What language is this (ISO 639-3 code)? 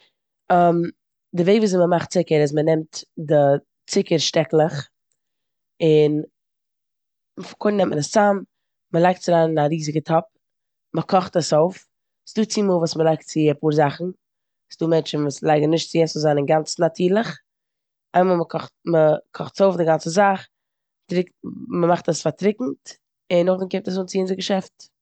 yid